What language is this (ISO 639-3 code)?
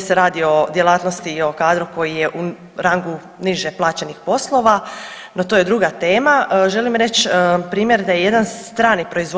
hrv